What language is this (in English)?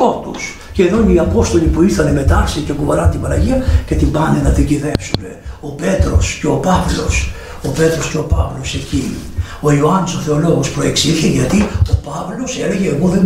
Greek